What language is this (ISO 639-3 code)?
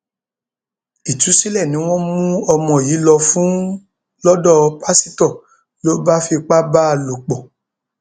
yor